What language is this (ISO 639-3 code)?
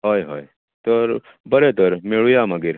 kok